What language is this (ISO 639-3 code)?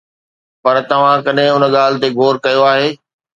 snd